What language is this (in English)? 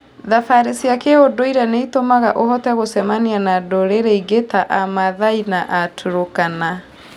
Kikuyu